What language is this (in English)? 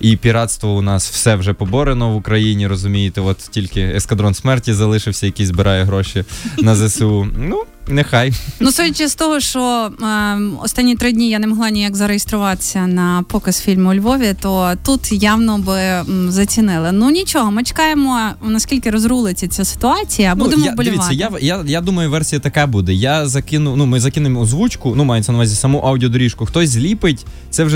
Ukrainian